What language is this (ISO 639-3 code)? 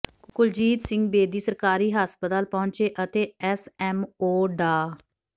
pan